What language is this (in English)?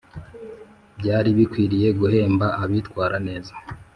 Kinyarwanda